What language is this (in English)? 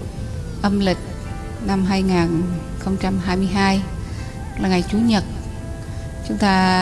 Vietnamese